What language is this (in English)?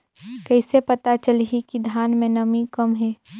Chhattisgarhi